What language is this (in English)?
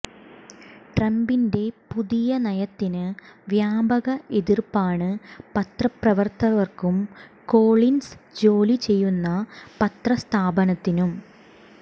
Malayalam